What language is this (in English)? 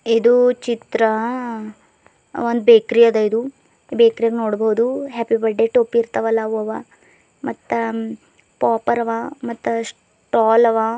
Kannada